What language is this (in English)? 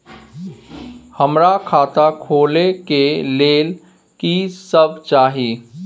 Maithili